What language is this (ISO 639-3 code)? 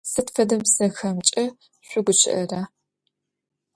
ady